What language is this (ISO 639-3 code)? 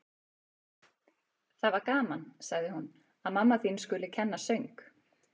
isl